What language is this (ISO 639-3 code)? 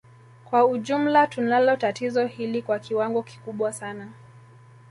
swa